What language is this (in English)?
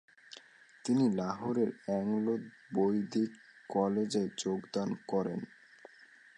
Bangla